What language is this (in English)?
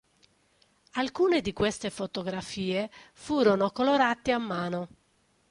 Italian